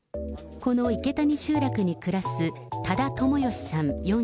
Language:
Japanese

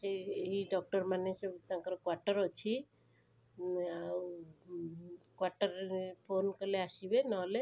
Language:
Odia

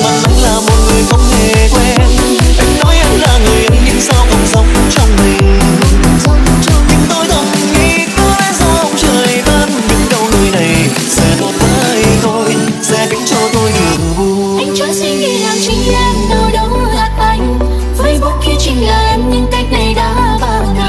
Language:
Vietnamese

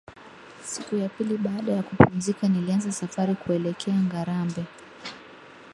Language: Swahili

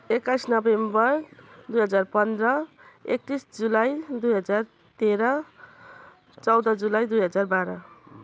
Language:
Nepali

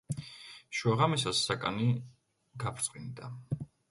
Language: Georgian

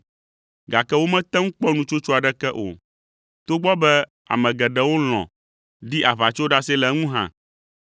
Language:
Ewe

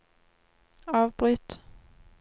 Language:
Norwegian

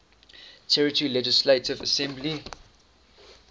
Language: English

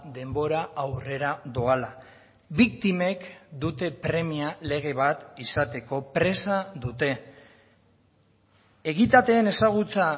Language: Basque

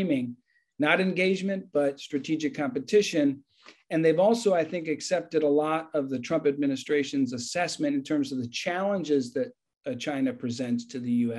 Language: English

